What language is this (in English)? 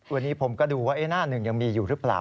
Thai